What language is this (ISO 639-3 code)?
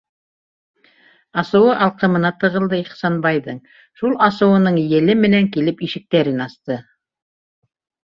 bak